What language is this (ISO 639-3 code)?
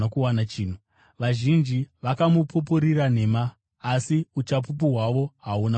sna